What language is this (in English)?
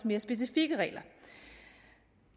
Danish